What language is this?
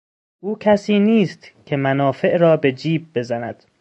Persian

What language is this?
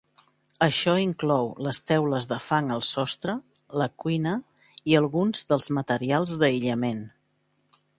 Catalan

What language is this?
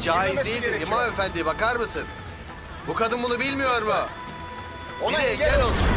Turkish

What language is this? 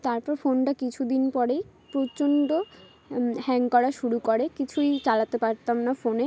Bangla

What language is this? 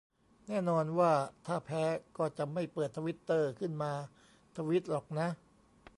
Thai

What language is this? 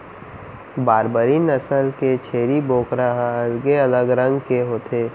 Chhattisgarhi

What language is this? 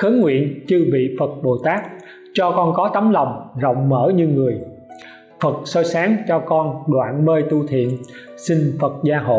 Vietnamese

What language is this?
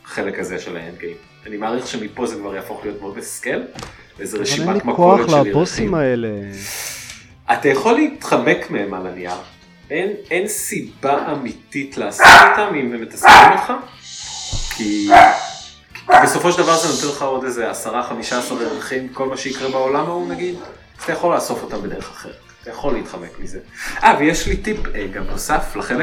Hebrew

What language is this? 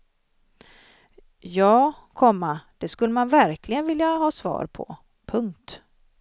Swedish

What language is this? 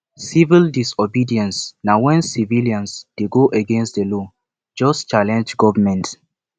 Nigerian Pidgin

